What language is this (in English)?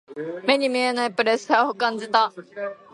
Japanese